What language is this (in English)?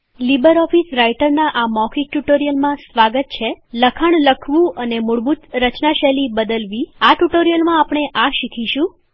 Gujarati